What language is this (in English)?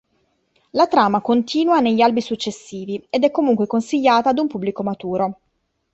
Italian